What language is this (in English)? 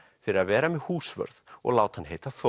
Icelandic